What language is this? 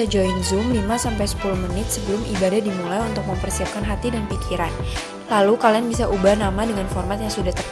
Indonesian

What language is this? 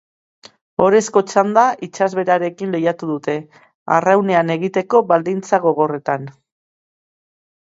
Basque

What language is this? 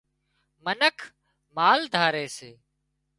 Wadiyara Koli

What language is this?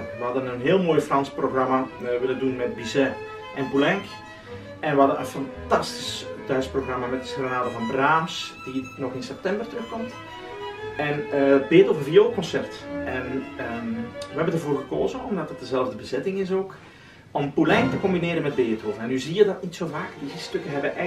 Dutch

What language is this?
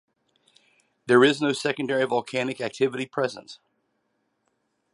English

